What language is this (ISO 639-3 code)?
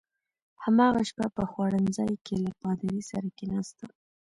pus